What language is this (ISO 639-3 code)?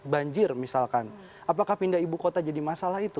ind